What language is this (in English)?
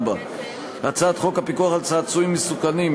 Hebrew